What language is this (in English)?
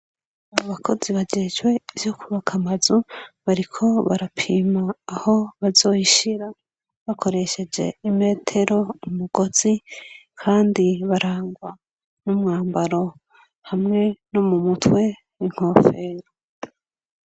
Rundi